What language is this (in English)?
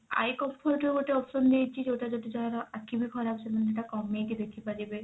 Odia